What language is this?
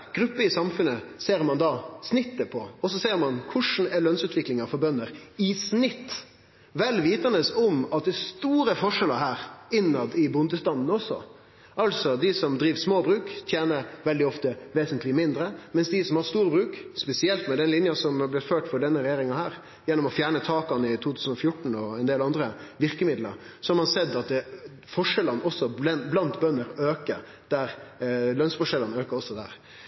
Norwegian Nynorsk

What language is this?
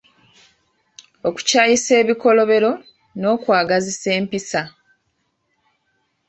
Ganda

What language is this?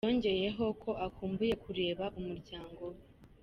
Kinyarwanda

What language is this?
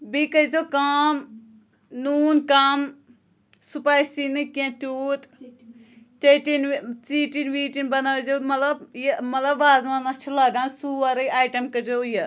Kashmiri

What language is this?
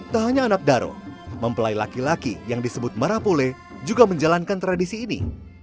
Indonesian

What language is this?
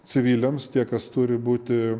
Lithuanian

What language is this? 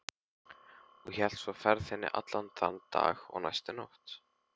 Icelandic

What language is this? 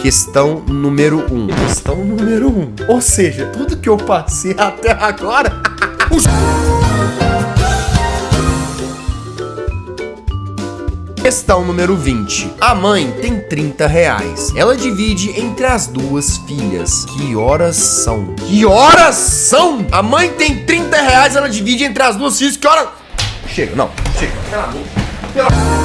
Portuguese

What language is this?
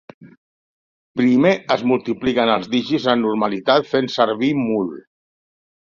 Catalan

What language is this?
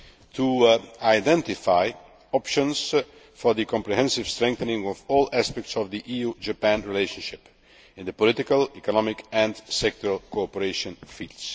English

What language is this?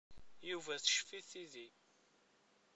Kabyle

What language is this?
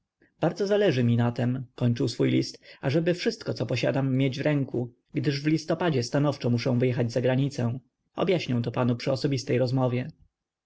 Polish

